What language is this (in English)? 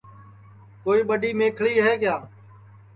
Sansi